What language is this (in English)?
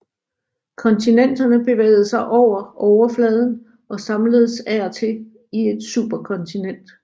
Danish